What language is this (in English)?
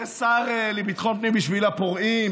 Hebrew